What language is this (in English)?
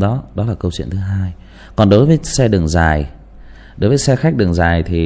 Vietnamese